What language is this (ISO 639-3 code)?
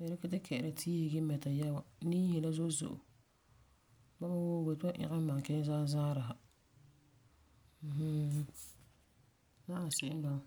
gur